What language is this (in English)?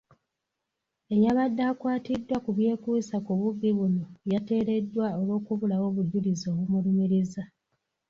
Ganda